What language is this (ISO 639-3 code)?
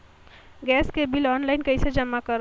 hne